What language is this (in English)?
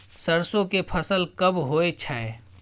Maithili